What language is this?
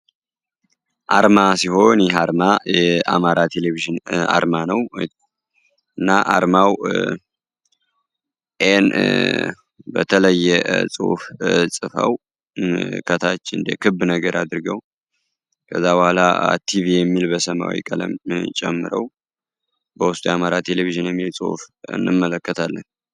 Amharic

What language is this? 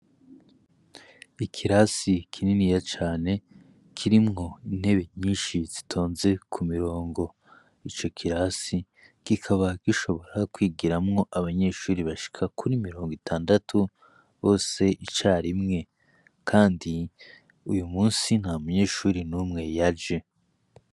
Rundi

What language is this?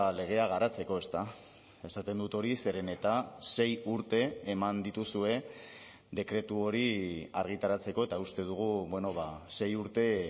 Basque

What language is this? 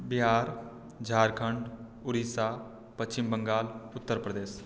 Maithili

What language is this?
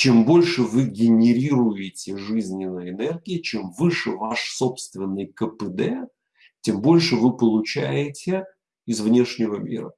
Russian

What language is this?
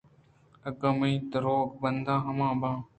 Eastern Balochi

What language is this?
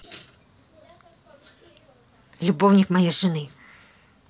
Russian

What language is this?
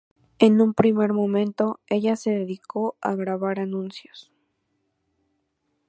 Spanish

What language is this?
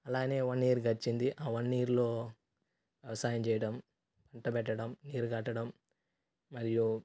Telugu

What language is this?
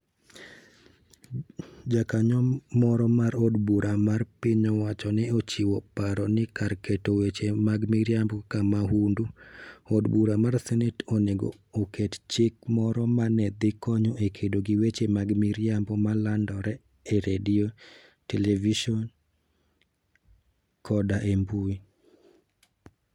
Luo (Kenya and Tanzania)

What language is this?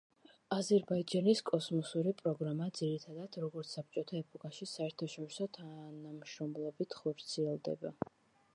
Georgian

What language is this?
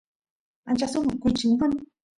Santiago del Estero Quichua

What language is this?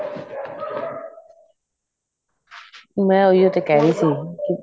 Punjabi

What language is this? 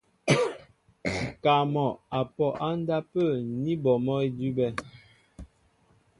Mbo (Cameroon)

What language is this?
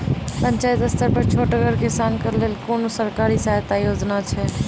Maithili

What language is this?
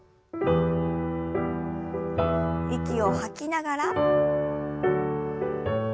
Japanese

